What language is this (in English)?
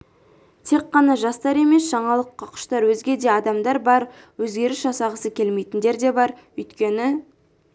Kazakh